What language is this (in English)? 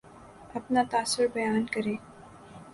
Urdu